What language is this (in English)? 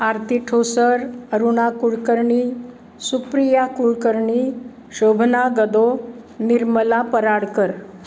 Marathi